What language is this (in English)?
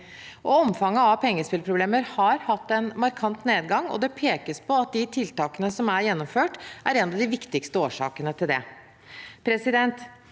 Norwegian